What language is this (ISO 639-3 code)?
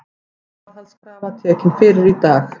isl